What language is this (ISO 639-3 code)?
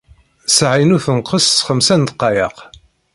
kab